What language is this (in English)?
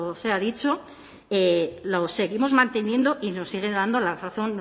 Spanish